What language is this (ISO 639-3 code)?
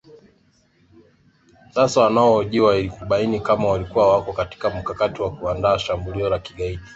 swa